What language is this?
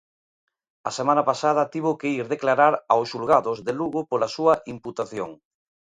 Galician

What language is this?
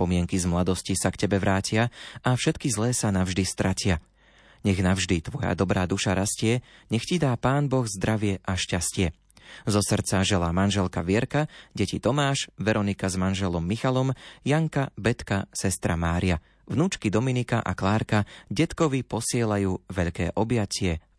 Slovak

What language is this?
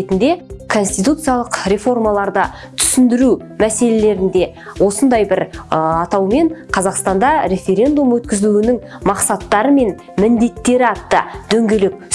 Turkish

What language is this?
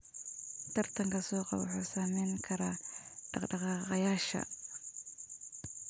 Somali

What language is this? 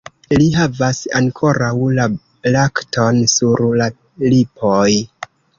Esperanto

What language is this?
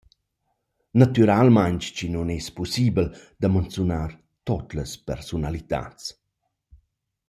Romansh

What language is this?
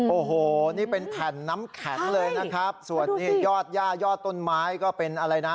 Thai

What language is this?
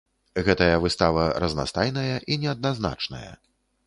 Belarusian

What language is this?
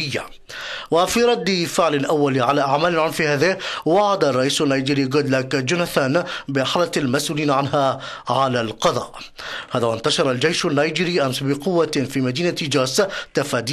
Arabic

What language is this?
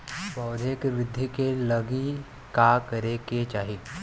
Bhojpuri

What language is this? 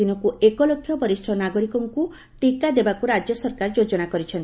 Odia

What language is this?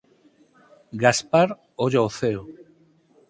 Galician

